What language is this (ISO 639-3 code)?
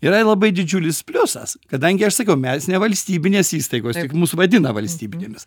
lit